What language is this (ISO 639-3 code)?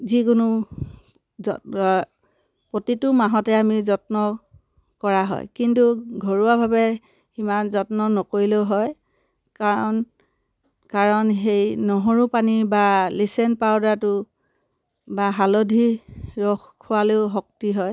asm